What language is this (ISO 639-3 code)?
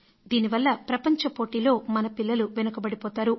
tel